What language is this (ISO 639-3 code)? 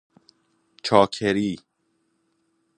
fas